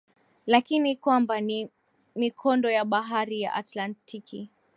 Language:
Swahili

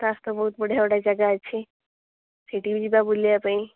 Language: Odia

